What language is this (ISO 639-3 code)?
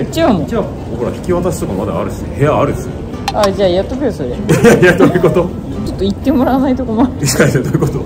jpn